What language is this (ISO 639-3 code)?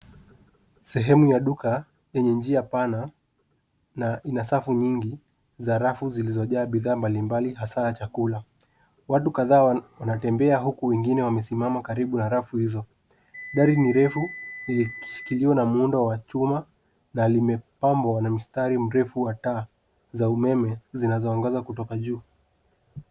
swa